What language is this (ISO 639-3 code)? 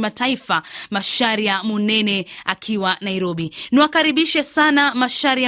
swa